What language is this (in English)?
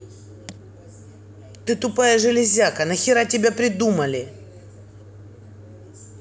Russian